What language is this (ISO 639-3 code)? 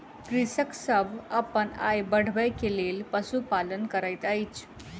mai